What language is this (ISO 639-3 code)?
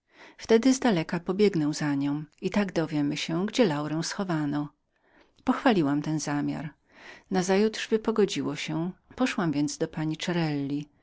pol